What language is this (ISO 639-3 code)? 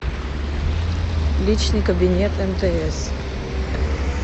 rus